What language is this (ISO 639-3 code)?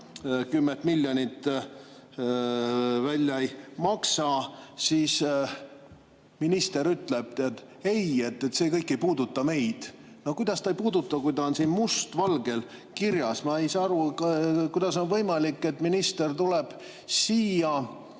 est